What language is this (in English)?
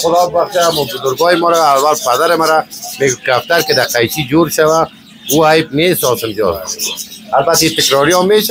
Persian